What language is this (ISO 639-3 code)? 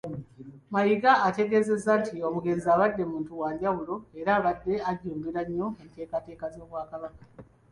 lug